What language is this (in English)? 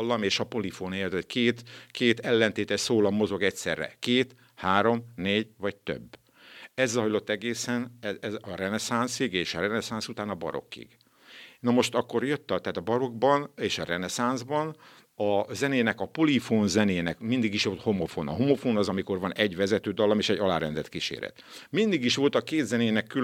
Hungarian